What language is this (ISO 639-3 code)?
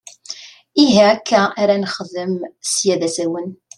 kab